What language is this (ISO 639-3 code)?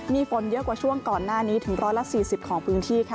tha